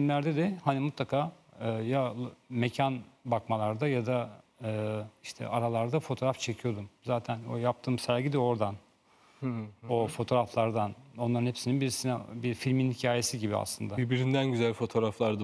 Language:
Turkish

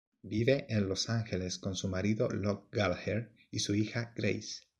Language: Spanish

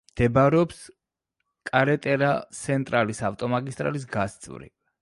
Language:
Georgian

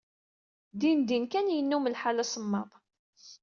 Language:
Kabyle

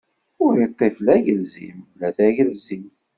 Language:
Kabyle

